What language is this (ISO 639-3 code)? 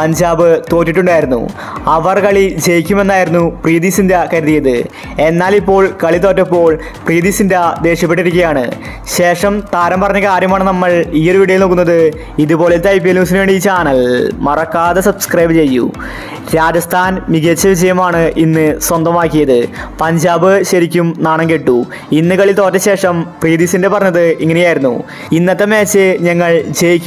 mal